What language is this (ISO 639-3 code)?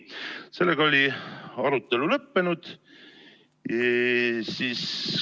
est